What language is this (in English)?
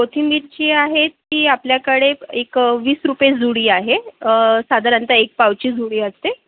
Marathi